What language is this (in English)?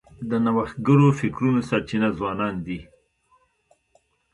Pashto